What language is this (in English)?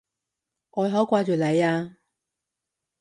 Cantonese